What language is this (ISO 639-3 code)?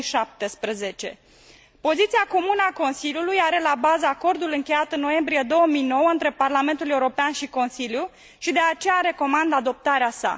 ron